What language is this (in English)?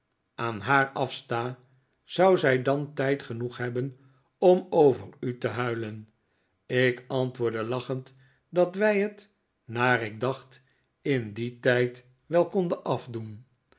Dutch